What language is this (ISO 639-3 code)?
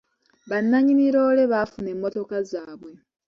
lug